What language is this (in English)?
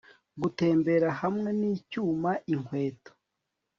Kinyarwanda